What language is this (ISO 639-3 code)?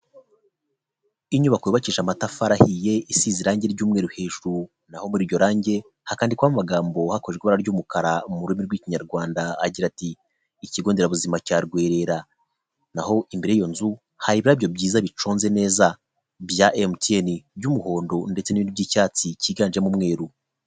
kin